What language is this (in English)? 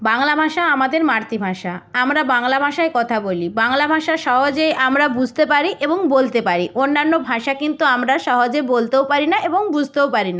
Bangla